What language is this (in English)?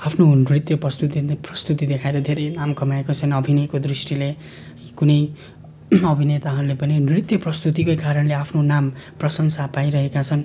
Nepali